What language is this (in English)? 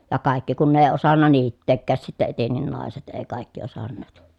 Finnish